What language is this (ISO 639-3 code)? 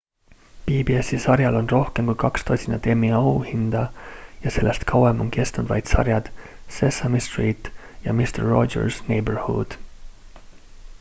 est